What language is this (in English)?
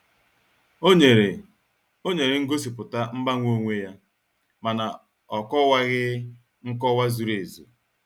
Igbo